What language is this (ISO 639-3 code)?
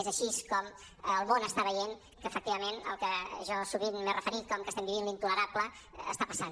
cat